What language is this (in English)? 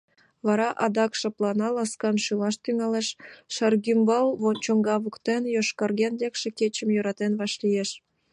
Mari